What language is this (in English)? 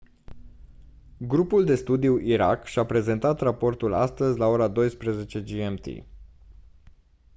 Romanian